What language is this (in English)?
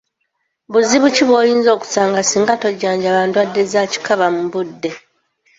Ganda